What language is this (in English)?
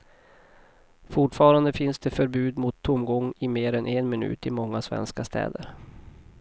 Swedish